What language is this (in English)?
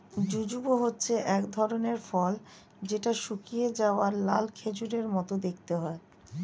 Bangla